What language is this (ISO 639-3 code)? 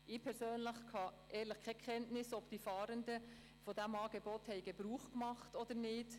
gsw